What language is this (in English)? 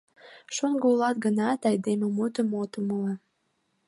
Mari